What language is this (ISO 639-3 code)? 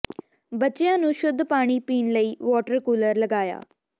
pan